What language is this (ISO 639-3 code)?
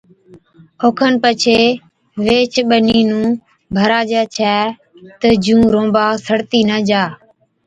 odk